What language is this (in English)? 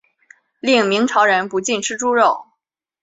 Chinese